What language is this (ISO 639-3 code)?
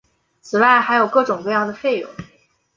zho